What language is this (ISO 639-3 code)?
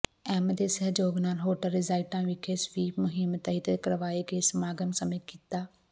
pan